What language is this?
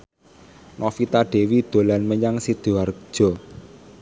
Javanese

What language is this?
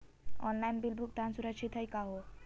Magahi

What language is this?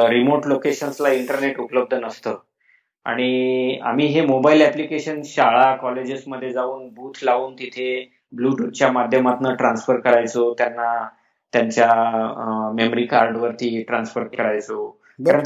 Marathi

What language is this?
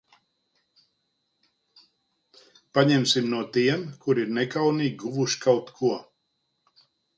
Latvian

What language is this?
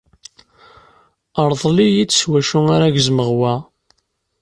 Kabyle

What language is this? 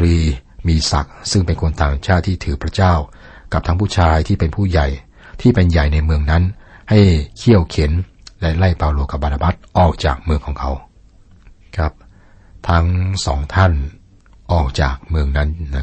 Thai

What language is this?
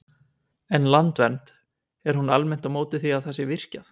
Icelandic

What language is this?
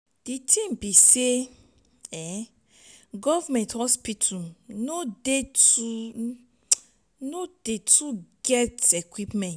Nigerian Pidgin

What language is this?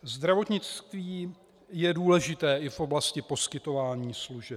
Czech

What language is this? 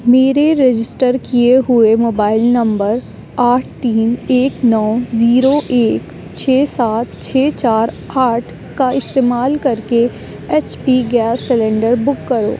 Urdu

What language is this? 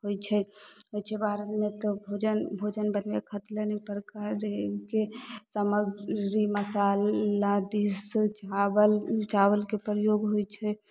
Maithili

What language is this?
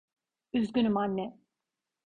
Turkish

